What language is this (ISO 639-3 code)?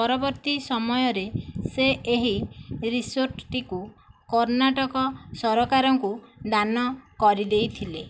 ori